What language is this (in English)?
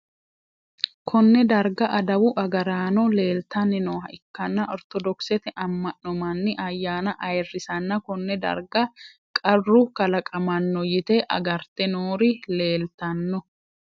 Sidamo